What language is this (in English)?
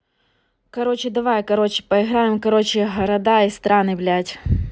Russian